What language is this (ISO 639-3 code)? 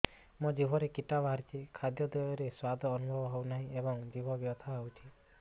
ori